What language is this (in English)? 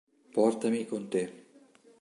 Italian